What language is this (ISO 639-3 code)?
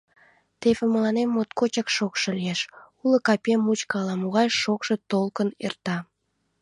chm